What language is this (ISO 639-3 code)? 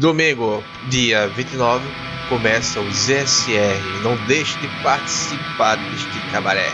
por